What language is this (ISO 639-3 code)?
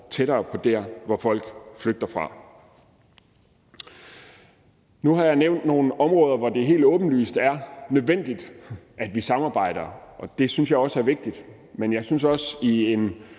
dan